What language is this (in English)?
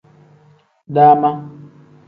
Tem